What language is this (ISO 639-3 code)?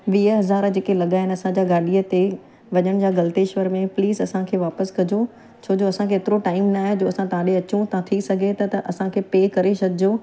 snd